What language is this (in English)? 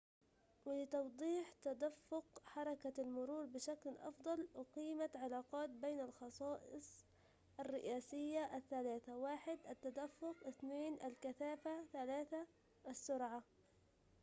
Arabic